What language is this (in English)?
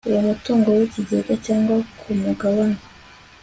Kinyarwanda